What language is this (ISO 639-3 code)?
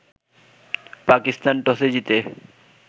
ben